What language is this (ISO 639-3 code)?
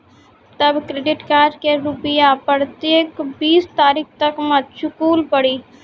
mai